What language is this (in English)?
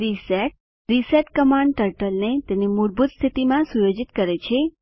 Gujarati